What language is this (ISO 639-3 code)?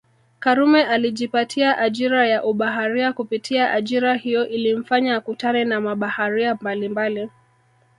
swa